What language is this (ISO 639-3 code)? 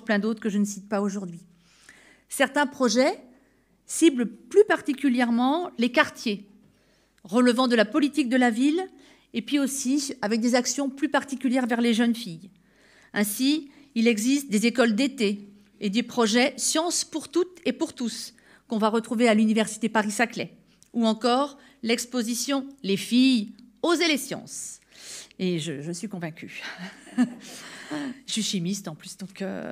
fra